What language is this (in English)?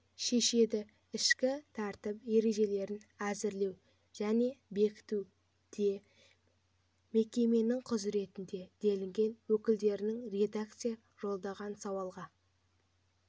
Kazakh